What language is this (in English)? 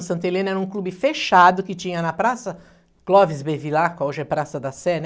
Portuguese